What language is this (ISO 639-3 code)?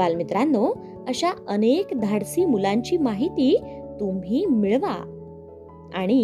mar